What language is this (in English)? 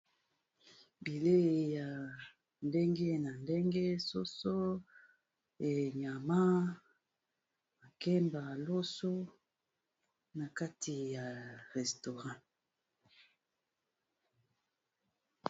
Lingala